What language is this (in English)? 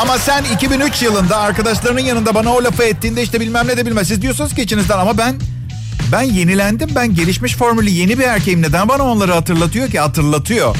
Turkish